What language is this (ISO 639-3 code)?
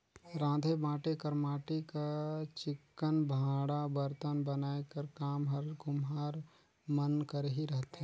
hne